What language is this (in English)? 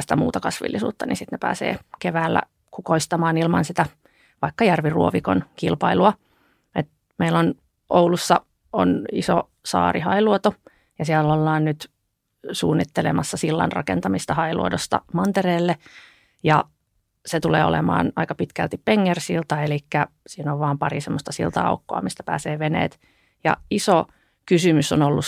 Finnish